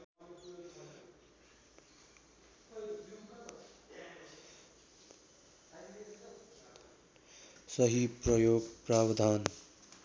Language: Nepali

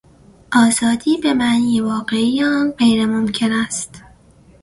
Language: Persian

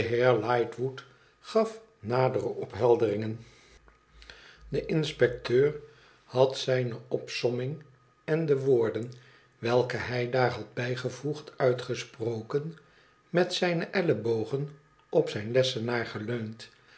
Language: Dutch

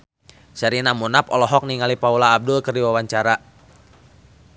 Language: Sundanese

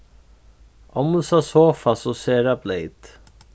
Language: Faroese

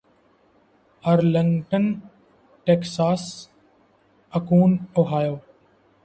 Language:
Urdu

